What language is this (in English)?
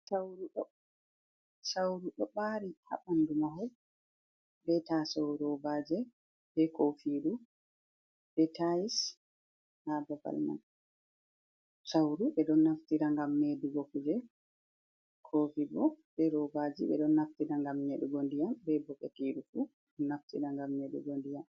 Fula